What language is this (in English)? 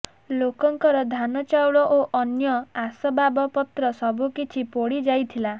Odia